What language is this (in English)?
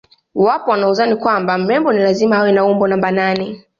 Swahili